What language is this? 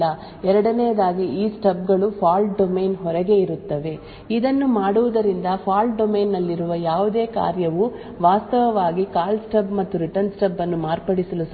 Kannada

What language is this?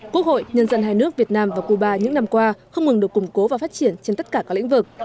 Vietnamese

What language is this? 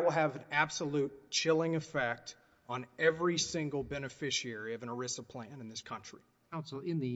English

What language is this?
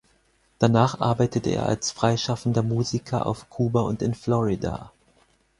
German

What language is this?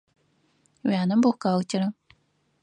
Adyghe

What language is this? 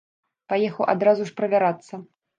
Belarusian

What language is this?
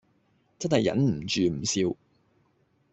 Cantonese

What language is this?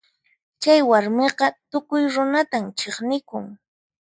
Puno Quechua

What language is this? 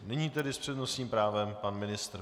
Czech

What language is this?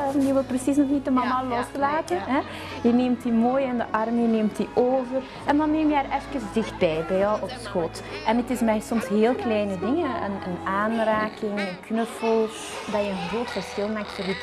Dutch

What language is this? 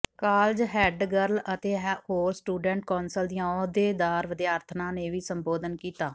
Punjabi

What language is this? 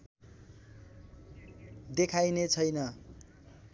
Nepali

